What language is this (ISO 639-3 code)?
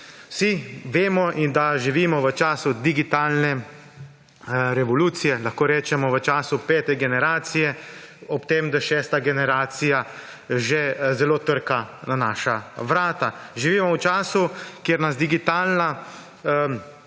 slv